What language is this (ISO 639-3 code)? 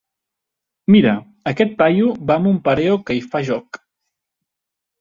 cat